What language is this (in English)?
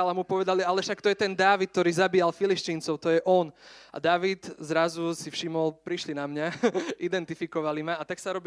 Slovak